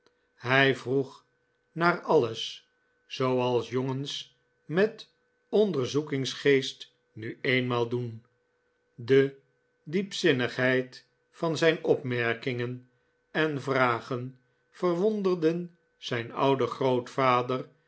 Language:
Dutch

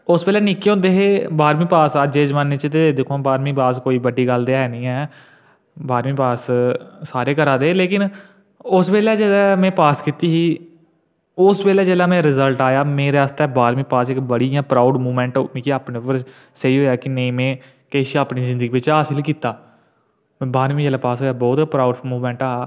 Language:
Dogri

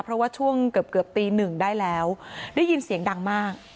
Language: Thai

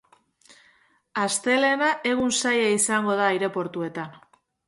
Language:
Basque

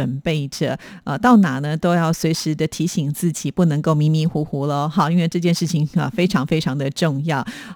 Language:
Chinese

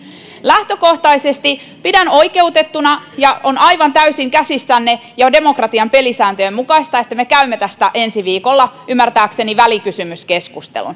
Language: Finnish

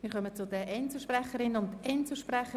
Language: Swiss German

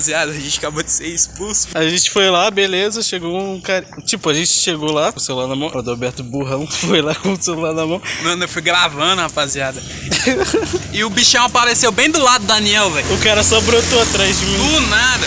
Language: Portuguese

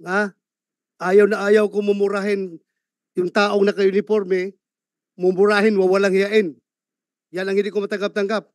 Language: Filipino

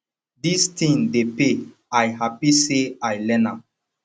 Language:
Nigerian Pidgin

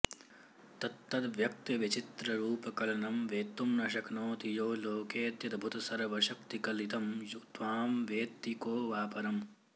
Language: Sanskrit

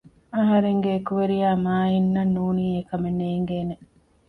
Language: Divehi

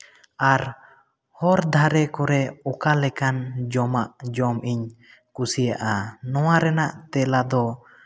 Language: Santali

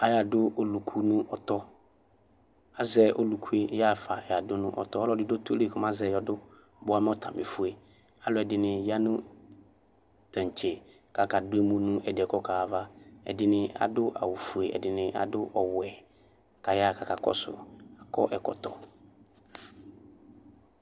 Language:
Ikposo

